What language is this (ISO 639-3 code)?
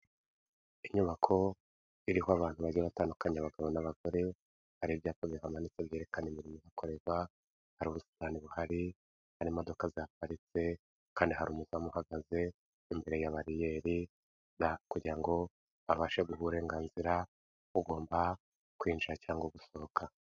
kin